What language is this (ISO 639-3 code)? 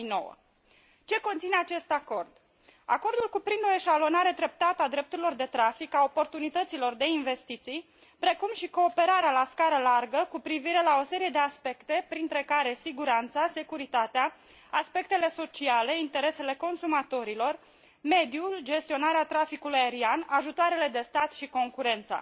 ron